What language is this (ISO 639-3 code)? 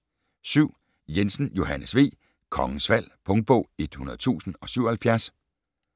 dan